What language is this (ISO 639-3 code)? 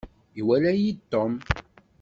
kab